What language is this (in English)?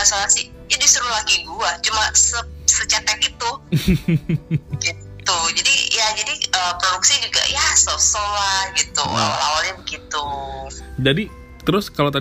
Indonesian